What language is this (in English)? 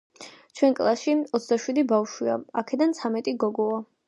Georgian